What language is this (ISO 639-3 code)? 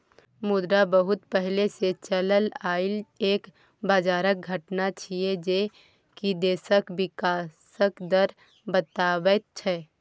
mai